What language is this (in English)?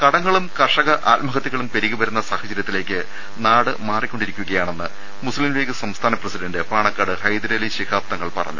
Malayalam